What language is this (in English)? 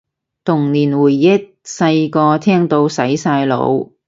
Cantonese